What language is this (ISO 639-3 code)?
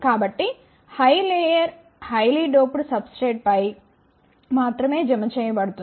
tel